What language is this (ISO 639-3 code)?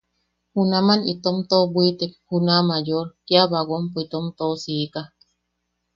yaq